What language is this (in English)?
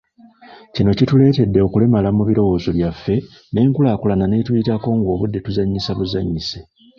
Ganda